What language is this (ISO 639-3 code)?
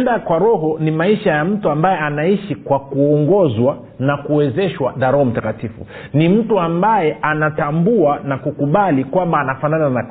swa